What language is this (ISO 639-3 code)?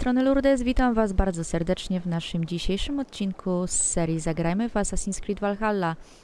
pol